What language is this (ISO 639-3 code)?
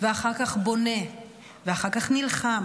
heb